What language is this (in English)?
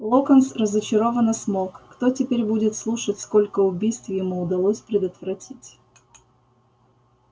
Russian